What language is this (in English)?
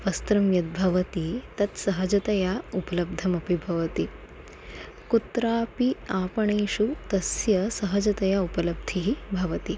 Sanskrit